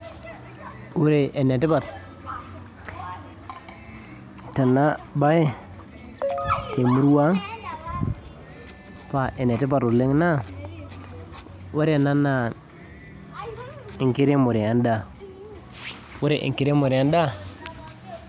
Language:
Masai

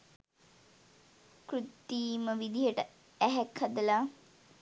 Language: Sinhala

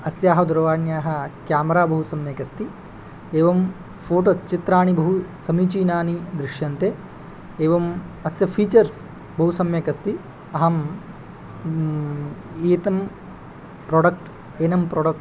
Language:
Sanskrit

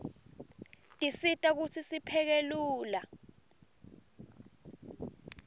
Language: Swati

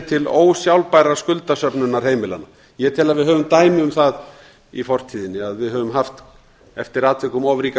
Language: Icelandic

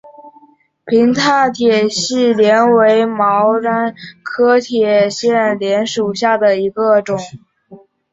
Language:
Chinese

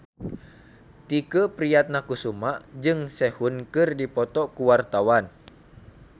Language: Sundanese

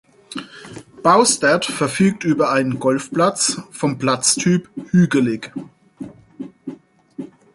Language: German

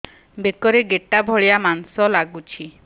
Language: Odia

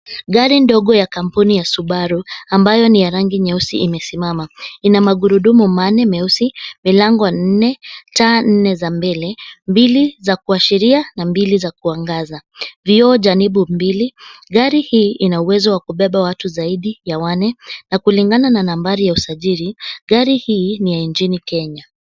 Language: Swahili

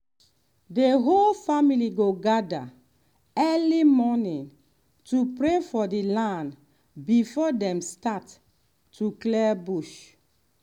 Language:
Nigerian Pidgin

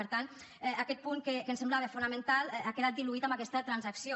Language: Catalan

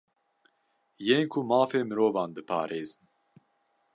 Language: Kurdish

